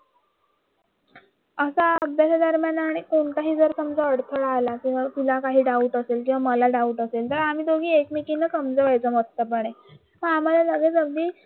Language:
Marathi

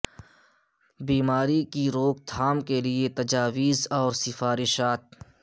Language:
Urdu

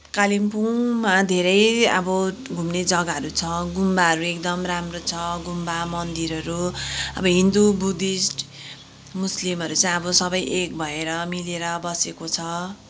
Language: Nepali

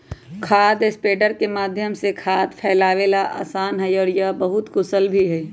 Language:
Magahi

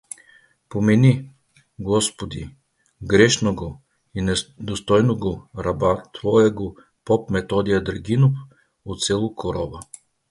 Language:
Bulgarian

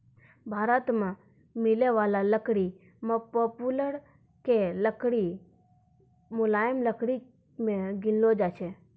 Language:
Maithili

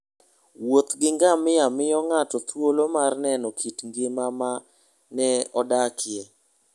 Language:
Luo (Kenya and Tanzania)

